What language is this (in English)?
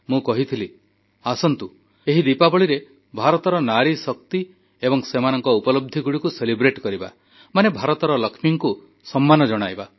Odia